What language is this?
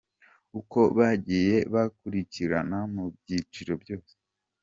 Kinyarwanda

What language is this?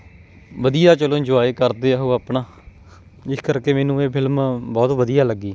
Punjabi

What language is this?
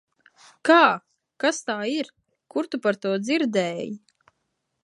Latvian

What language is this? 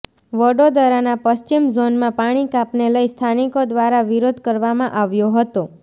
Gujarati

